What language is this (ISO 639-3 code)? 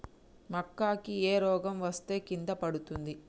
tel